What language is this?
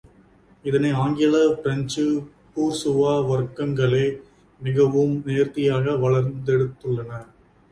Tamil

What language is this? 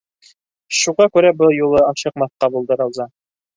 Bashkir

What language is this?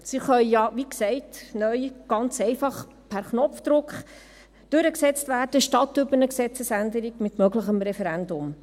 Swiss German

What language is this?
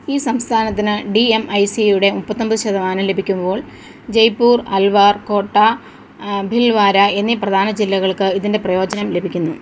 Malayalam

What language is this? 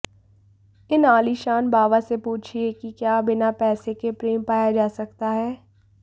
Hindi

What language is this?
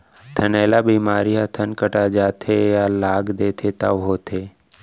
Chhattisgarhi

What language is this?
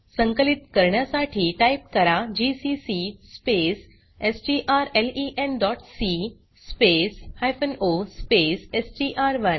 Marathi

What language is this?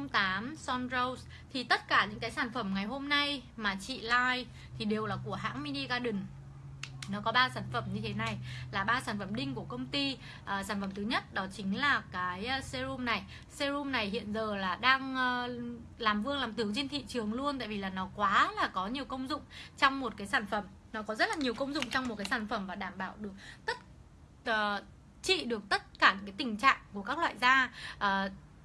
Vietnamese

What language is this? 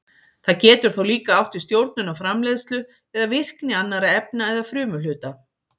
Icelandic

